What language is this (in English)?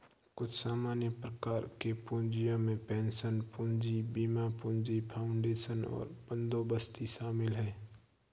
Hindi